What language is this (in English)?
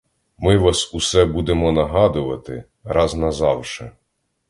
Ukrainian